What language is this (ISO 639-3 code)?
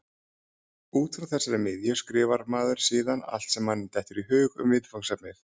isl